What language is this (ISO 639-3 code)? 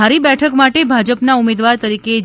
guj